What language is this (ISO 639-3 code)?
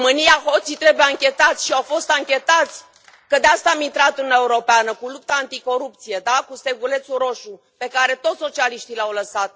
ron